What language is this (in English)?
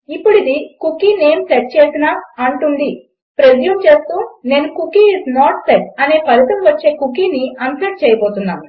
Telugu